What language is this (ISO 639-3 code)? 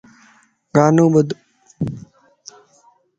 lss